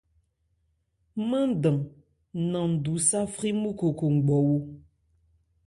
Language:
Ebrié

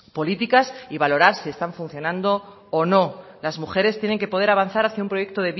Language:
Spanish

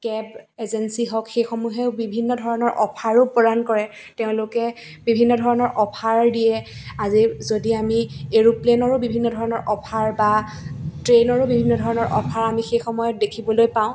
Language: Assamese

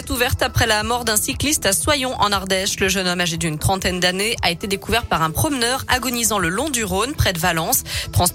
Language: French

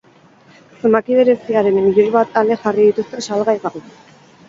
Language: Basque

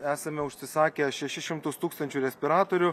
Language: Lithuanian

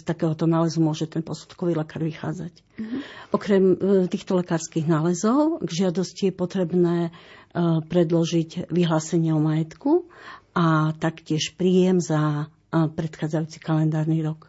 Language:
Slovak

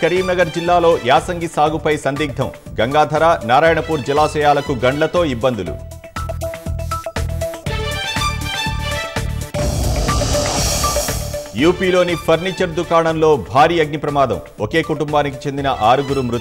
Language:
Arabic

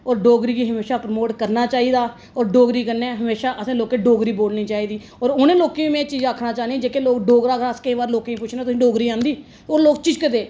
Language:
Dogri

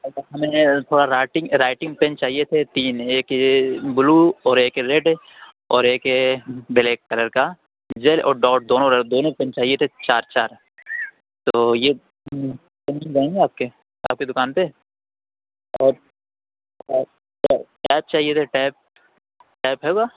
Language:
Urdu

